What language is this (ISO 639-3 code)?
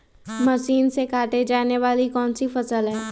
mag